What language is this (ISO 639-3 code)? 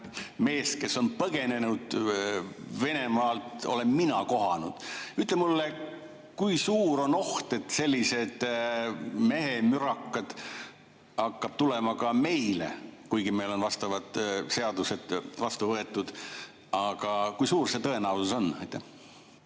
est